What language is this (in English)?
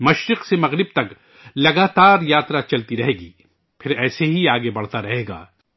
Urdu